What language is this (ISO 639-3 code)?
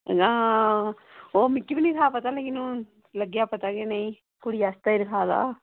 doi